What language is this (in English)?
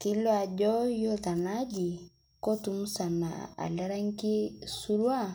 Masai